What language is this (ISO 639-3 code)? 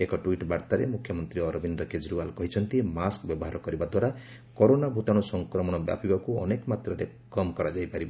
ori